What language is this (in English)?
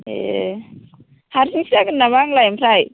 Bodo